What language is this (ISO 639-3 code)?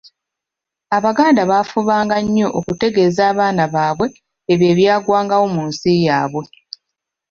lug